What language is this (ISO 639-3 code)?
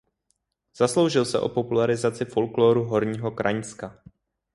ces